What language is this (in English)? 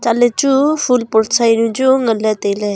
Wancho Naga